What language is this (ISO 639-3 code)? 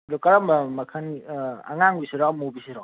mni